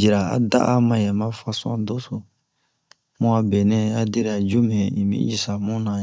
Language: Bomu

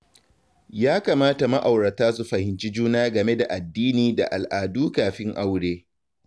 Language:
Hausa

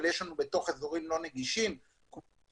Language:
Hebrew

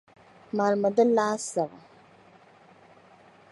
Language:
Dagbani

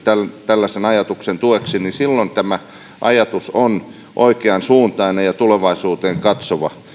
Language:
Finnish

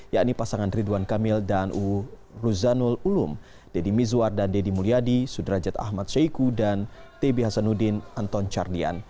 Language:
Indonesian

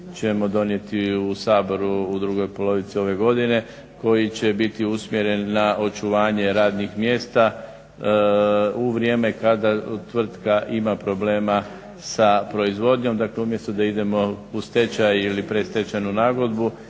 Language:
Croatian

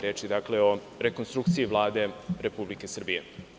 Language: Serbian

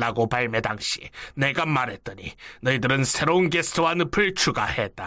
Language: Korean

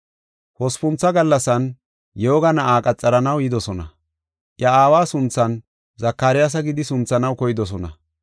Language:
Gofa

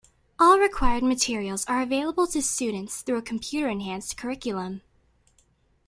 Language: English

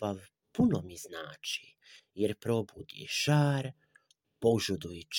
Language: Croatian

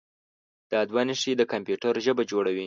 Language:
Pashto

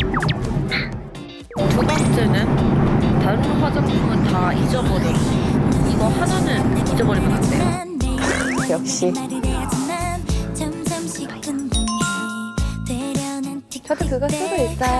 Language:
Korean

